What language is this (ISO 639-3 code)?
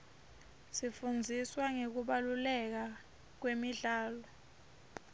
ssw